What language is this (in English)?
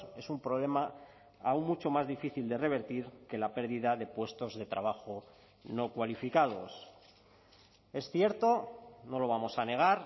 Spanish